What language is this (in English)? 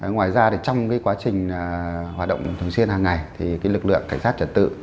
Vietnamese